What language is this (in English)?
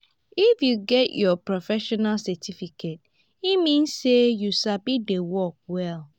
Nigerian Pidgin